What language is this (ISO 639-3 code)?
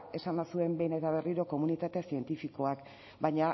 eus